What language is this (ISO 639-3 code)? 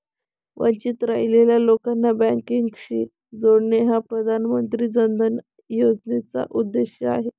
mar